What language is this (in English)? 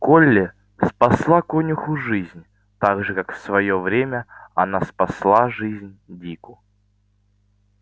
Russian